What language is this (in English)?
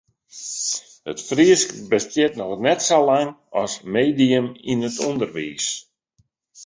Western Frisian